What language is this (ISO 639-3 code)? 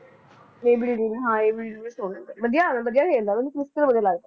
pan